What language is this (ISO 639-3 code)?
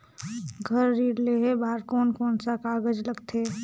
hne